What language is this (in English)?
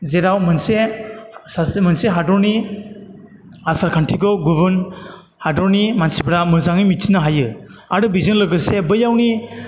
Bodo